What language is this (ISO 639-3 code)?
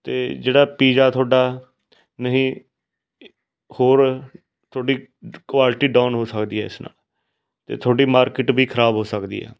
pan